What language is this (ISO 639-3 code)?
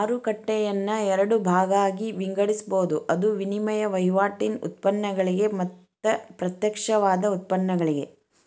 kan